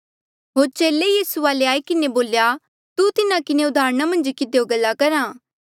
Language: Mandeali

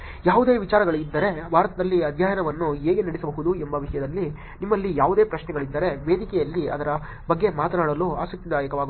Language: Kannada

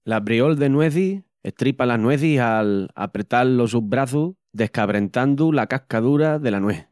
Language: Extremaduran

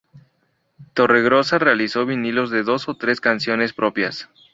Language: Spanish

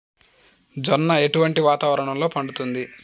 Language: Telugu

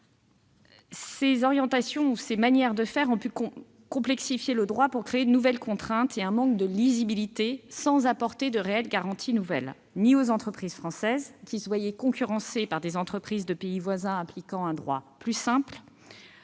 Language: French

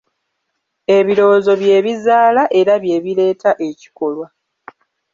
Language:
Ganda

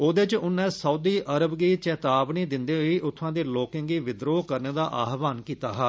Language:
Dogri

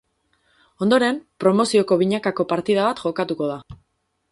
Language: Basque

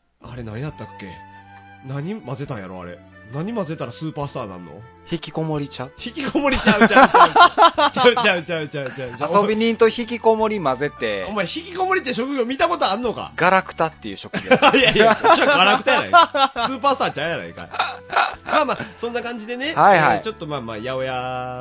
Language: Japanese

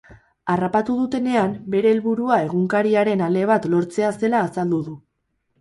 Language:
Basque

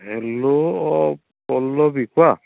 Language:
Assamese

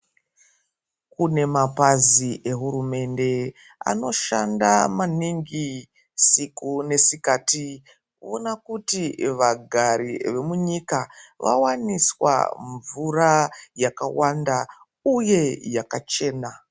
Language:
Ndau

